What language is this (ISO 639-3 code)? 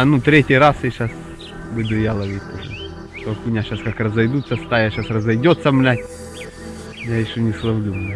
rus